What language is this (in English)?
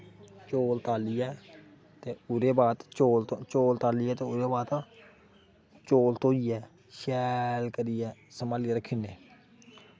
Dogri